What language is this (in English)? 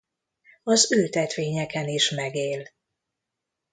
Hungarian